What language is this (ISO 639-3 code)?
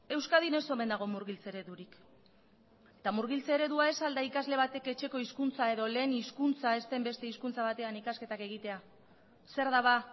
eus